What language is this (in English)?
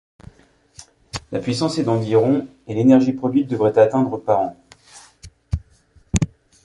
French